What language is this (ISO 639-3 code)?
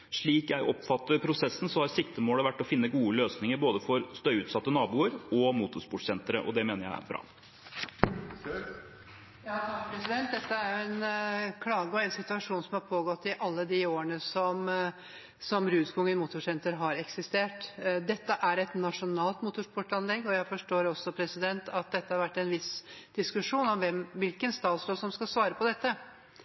nob